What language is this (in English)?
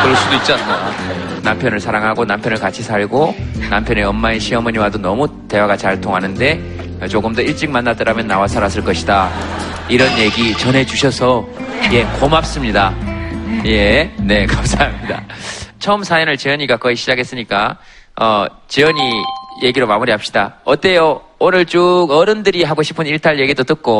Korean